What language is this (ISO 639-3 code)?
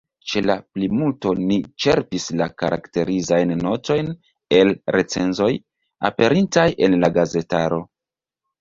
epo